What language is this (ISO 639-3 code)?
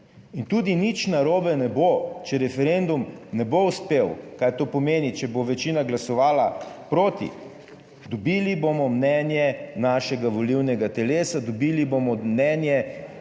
slv